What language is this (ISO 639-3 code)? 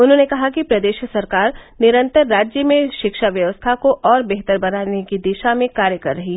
hin